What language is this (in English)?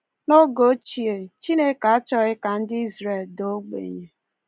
Igbo